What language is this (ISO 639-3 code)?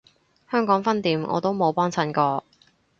yue